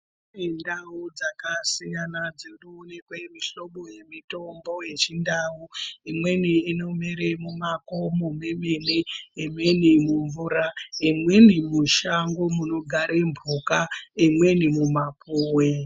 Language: Ndau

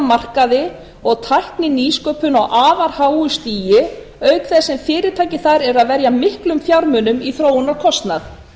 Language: Icelandic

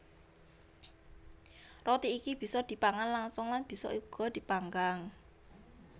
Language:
Javanese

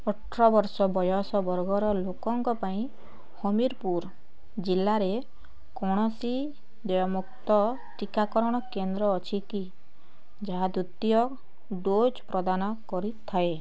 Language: Odia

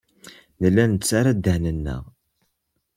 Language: Kabyle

